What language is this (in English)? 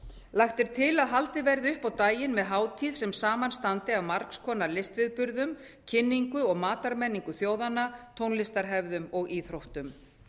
Icelandic